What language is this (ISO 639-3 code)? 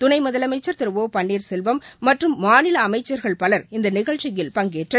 tam